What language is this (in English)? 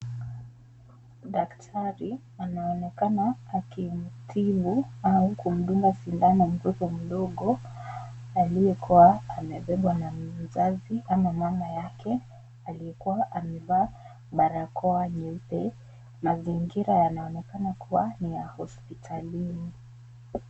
Swahili